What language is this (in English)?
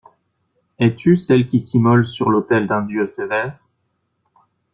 French